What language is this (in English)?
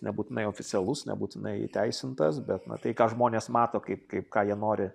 Lithuanian